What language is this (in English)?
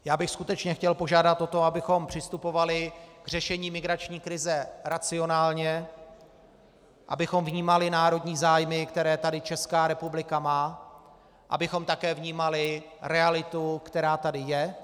Czech